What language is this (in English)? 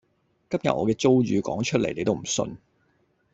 Cantonese